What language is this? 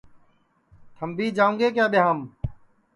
Sansi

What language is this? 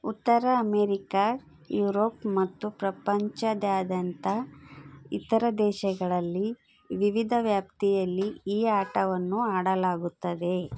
Kannada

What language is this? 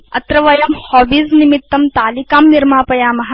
Sanskrit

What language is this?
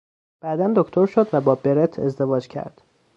Persian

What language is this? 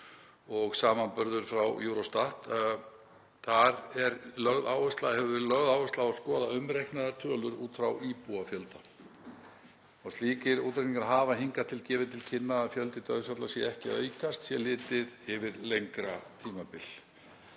Icelandic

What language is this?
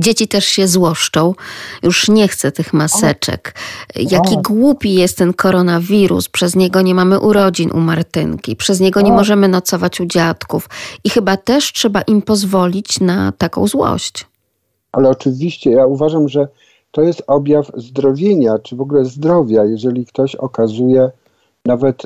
Polish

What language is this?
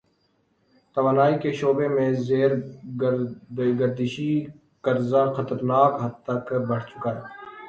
Urdu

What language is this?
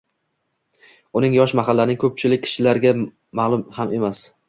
Uzbek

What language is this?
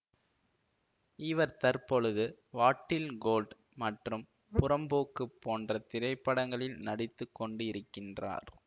Tamil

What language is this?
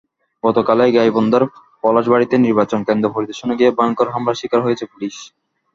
Bangla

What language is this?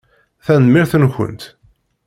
Kabyle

